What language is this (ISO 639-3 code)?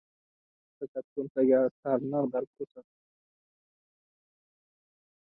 uzb